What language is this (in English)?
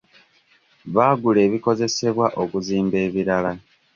Ganda